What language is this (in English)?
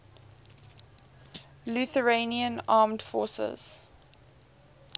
English